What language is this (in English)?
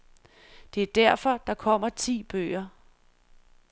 Danish